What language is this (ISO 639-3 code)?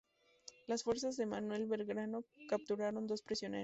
spa